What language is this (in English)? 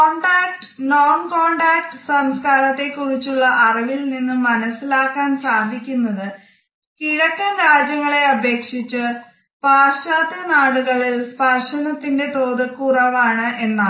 Malayalam